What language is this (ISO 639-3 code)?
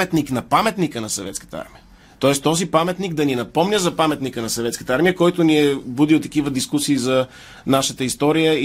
bul